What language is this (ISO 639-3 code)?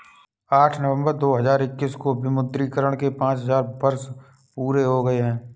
hin